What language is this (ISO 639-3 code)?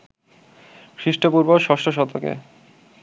ben